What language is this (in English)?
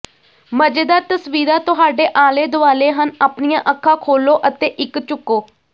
Punjabi